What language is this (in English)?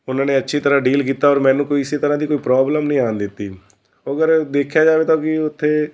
Punjabi